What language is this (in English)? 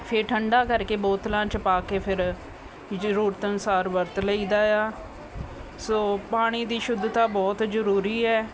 Punjabi